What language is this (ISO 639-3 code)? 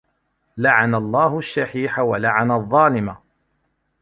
ara